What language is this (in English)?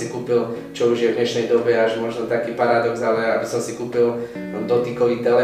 Slovak